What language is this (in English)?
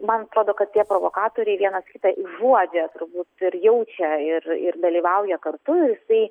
Lithuanian